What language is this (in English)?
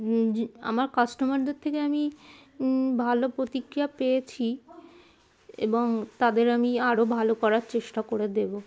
Bangla